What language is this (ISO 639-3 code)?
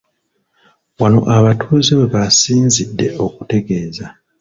lug